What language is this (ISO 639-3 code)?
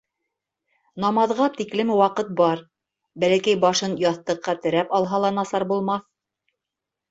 bak